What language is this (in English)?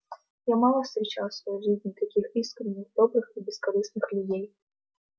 Russian